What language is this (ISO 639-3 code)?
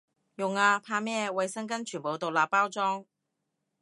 yue